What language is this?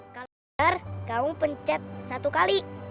Indonesian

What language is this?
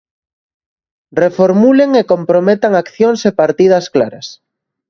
Galician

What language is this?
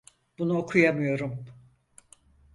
Turkish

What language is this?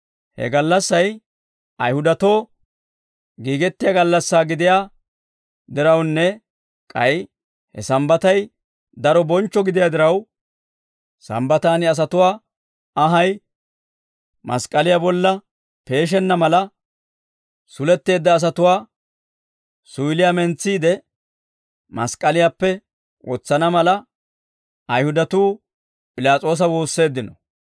Dawro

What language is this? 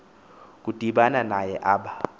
Xhosa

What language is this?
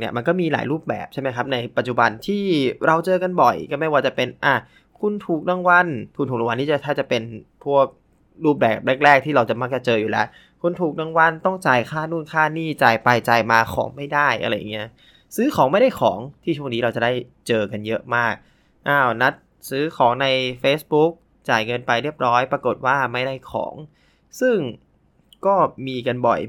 Thai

